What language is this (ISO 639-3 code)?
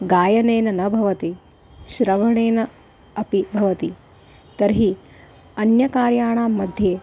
san